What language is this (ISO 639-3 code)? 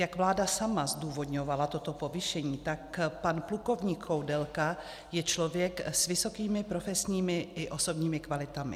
ces